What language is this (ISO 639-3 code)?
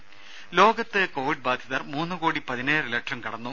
mal